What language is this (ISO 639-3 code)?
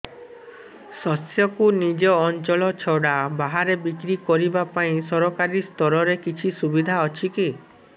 ori